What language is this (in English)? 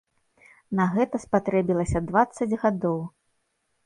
Belarusian